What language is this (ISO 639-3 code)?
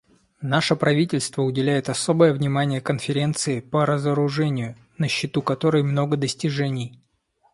rus